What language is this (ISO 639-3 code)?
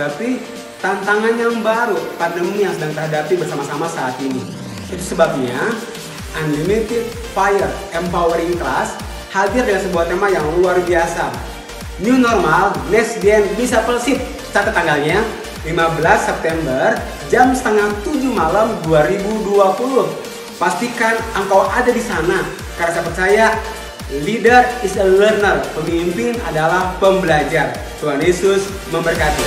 ind